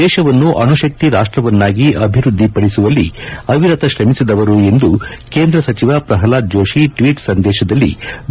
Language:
Kannada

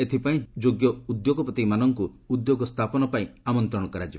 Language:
Odia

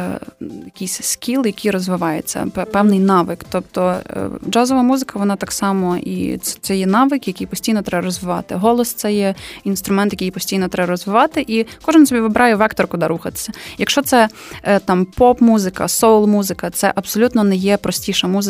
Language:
Ukrainian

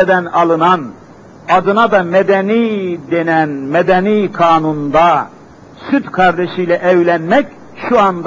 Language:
Turkish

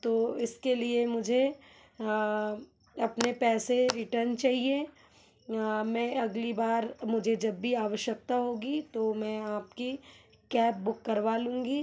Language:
Hindi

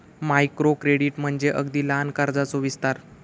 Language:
Marathi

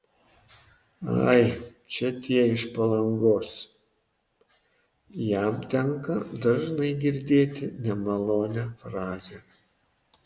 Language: Lithuanian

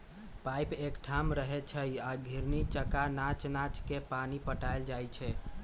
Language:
Magahi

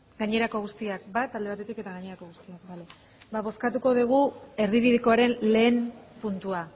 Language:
Basque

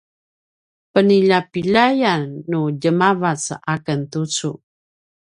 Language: Paiwan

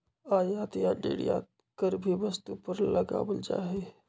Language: Magahi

